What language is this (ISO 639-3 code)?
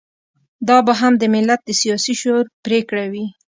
pus